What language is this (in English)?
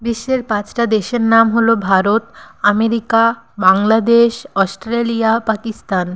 Bangla